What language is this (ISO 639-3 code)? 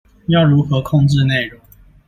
zho